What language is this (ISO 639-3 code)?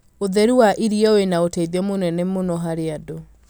kik